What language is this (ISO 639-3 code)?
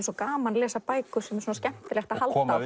isl